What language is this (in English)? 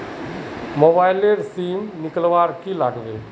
Magahi